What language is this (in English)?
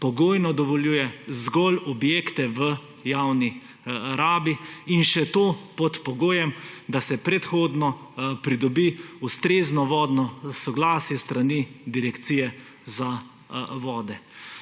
Slovenian